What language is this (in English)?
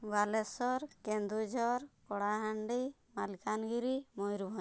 Odia